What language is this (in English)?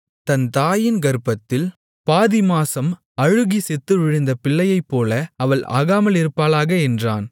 Tamil